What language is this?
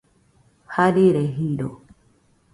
Nüpode Huitoto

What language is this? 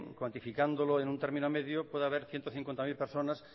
Spanish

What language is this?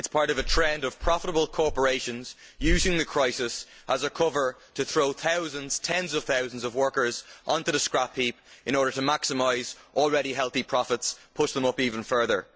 English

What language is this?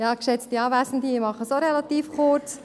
Swiss German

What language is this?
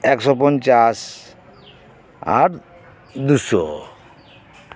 Santali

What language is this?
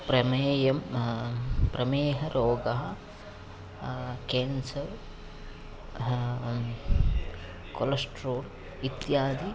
Sanskrit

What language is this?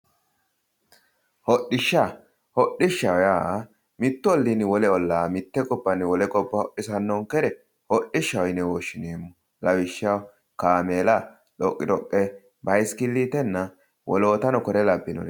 Sidamo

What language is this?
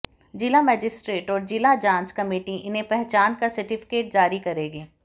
Hindi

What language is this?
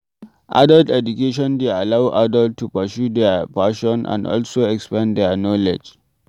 Nigerian Pidgin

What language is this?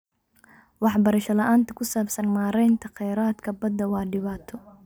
Somali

